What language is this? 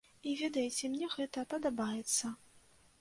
Belarusian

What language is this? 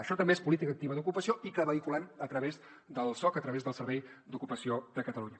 Catalan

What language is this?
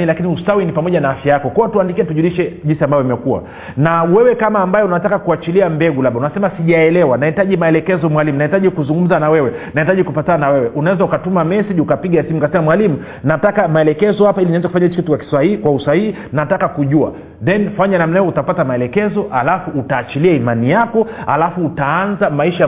Swahili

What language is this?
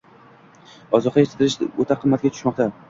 Uzbek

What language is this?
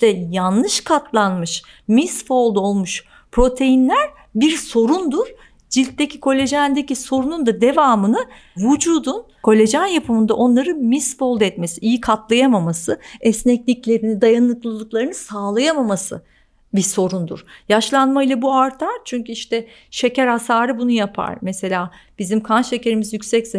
Turkish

